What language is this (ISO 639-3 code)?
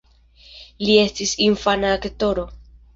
epo